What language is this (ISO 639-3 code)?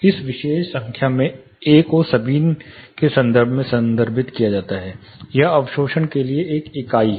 hin